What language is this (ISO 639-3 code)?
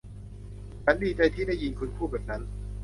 tha